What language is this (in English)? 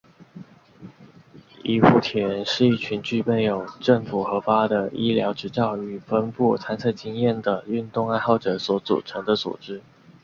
Chinese